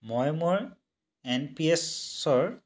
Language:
Assamese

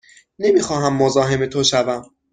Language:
Persian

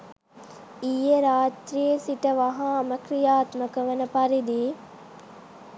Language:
Sinhala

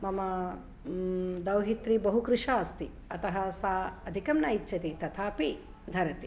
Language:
Sanskrit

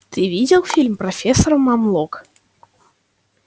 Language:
Russian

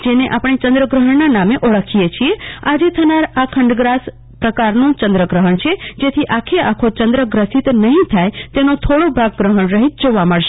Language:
Gujarati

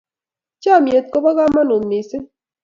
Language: Kalenjin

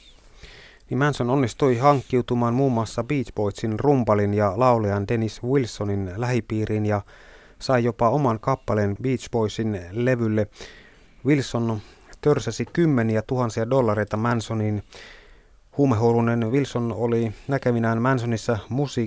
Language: Finnish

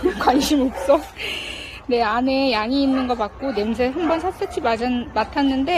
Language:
Korean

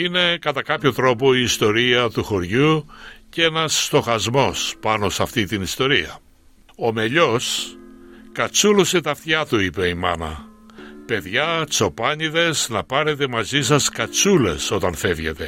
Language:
Greek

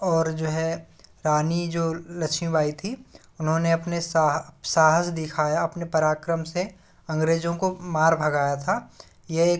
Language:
Hindi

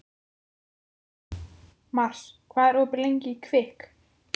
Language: Icelandic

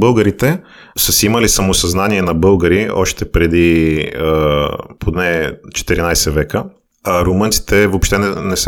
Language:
Bulgarian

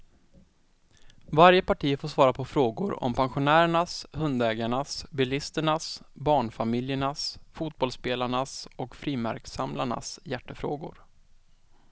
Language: Swedish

